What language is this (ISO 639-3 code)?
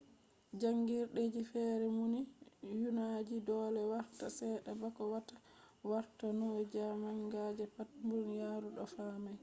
ful